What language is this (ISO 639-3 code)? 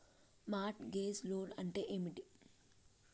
tel